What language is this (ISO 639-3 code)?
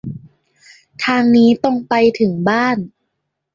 tha